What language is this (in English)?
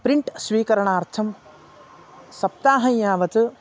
Sanskrit